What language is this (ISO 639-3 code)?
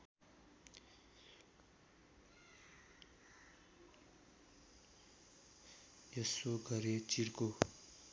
nep